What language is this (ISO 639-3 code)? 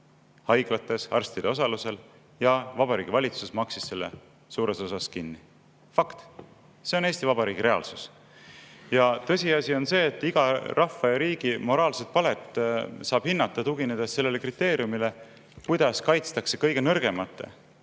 est